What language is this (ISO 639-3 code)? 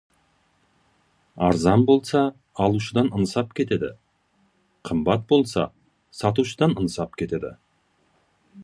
kaz